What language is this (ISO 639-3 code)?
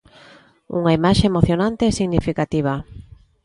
glg